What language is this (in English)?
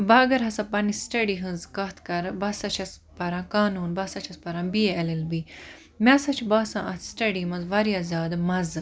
Kashmiri